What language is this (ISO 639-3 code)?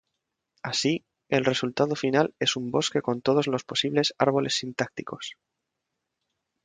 spa